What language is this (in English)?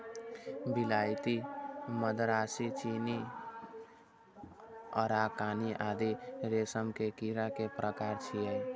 Maithili